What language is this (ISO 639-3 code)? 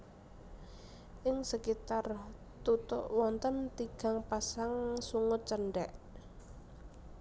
jav